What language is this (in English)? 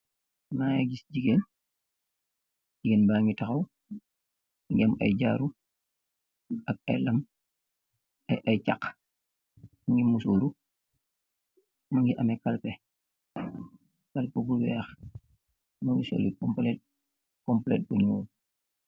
Wolof